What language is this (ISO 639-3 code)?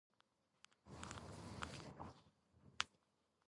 kat